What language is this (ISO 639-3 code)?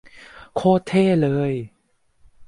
tha